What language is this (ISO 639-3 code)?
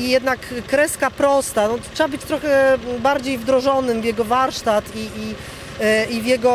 pol